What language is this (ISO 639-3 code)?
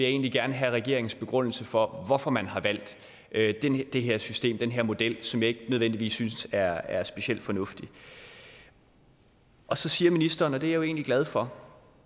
dan